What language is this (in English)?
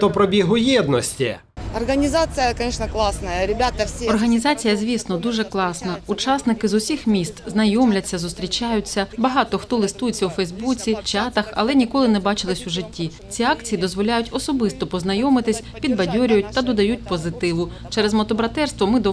Ukrainian